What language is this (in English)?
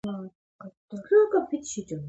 Georgian